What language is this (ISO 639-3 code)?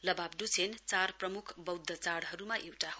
nep